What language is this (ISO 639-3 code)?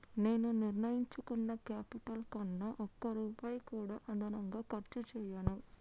tel